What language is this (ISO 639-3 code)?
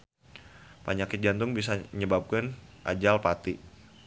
sun